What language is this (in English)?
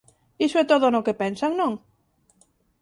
Galician